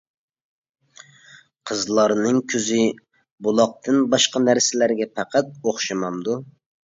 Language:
Uyghur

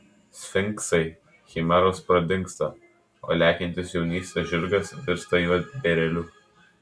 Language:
Lithuanian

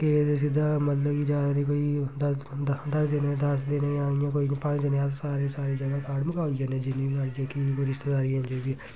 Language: Dogri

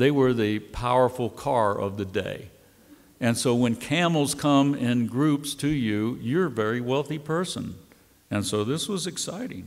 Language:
English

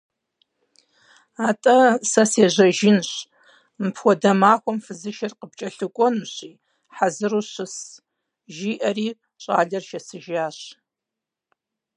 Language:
Kabardian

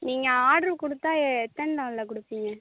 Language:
Tamil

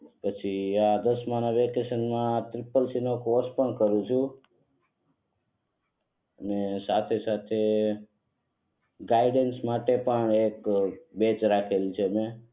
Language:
Gujarati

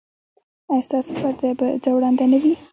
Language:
Pashto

